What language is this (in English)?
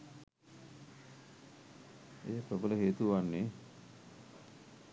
Sinhala